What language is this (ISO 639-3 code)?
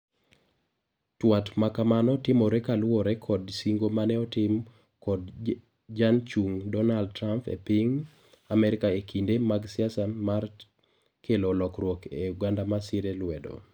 luo